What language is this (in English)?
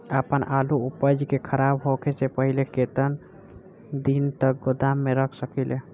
Bhojpuri